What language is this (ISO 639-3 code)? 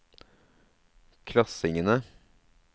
nor